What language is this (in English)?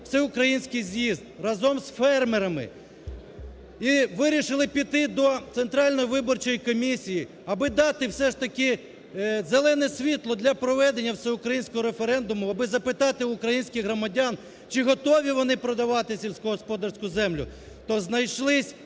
Ukrainian